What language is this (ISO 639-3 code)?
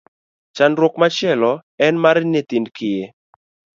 luo